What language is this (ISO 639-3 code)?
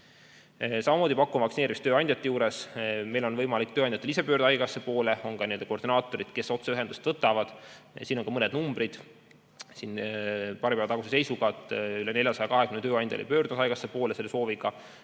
est